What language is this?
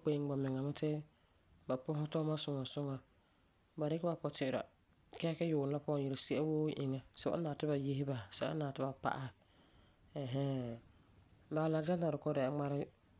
Frafra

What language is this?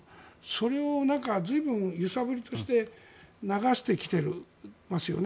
Japanese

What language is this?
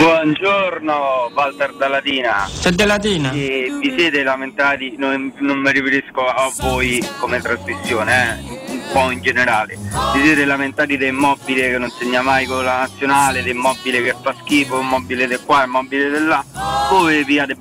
Italian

